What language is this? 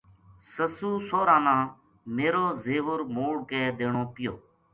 Gujari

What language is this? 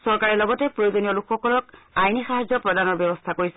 Assamese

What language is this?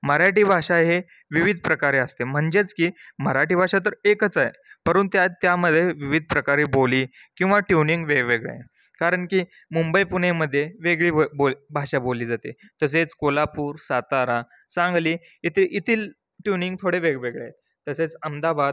Marathi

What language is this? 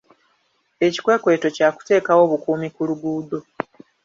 Ganda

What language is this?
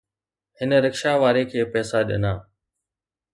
Sindhi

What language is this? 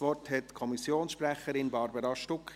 Swiss German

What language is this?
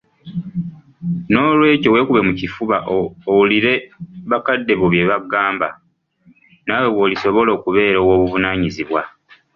Ganda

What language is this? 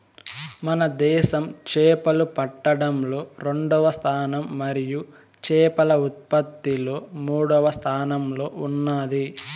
Telugu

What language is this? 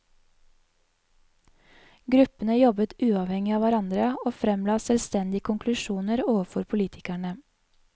Norwegian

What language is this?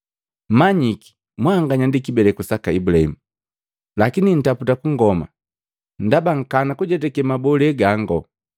Matengo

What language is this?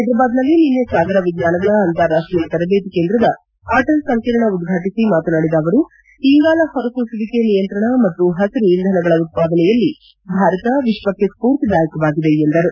Kannada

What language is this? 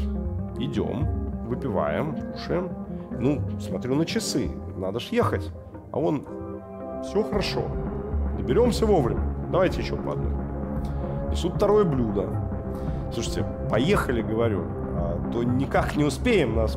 Russian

